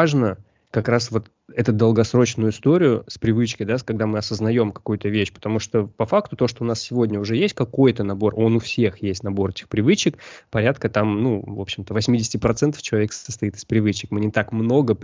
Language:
Russian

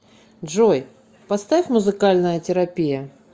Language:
Russian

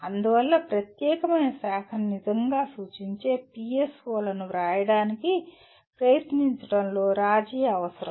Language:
Telugu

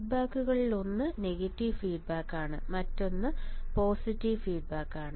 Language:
Malayalam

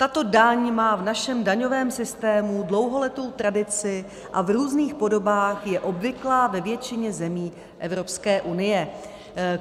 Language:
Czech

